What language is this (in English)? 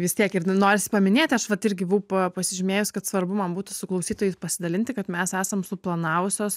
Lithuanian